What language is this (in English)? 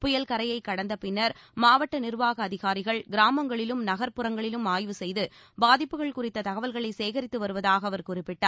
Tamil